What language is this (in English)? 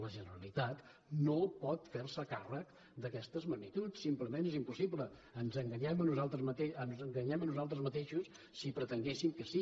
Catalan